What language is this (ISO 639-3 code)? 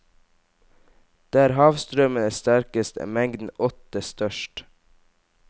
nor